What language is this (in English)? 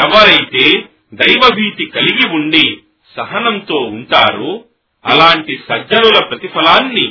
Telugu